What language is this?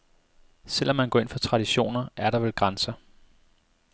Danish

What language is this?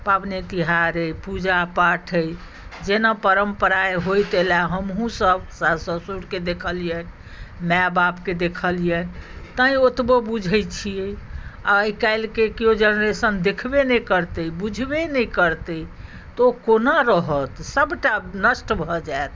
Maithili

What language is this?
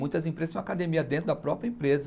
Portuguese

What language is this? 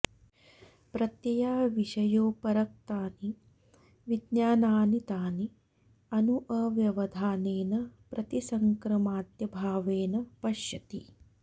Sanskrit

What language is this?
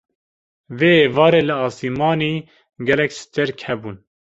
Kurdish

